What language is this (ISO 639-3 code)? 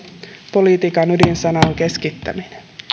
fin